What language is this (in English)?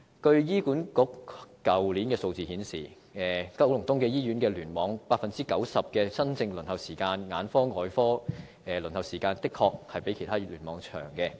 Cantonese